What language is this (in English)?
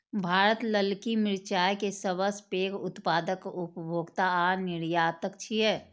Maithili